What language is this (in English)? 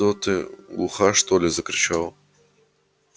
Russian